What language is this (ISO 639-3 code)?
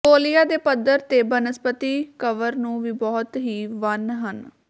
pan